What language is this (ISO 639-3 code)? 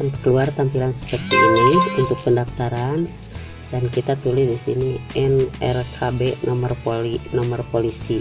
ind